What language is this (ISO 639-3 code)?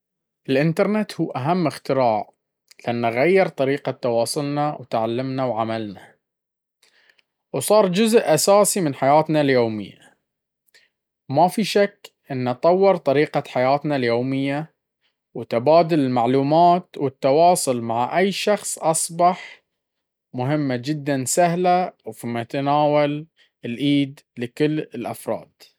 abv